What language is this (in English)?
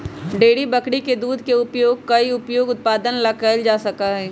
Magahi